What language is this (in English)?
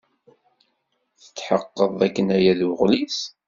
Kabyle